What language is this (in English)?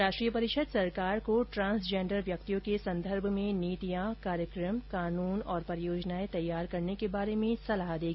Hindi